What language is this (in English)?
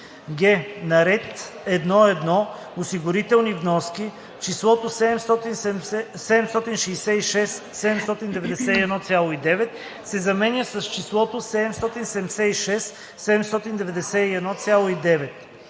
Bulgarian